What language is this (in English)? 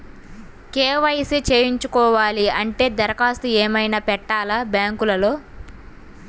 Telugu